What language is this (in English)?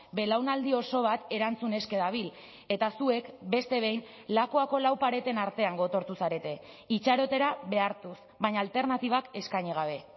Basque